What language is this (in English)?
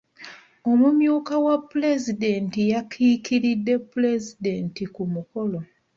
Ganda